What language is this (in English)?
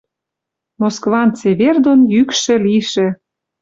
Western Mari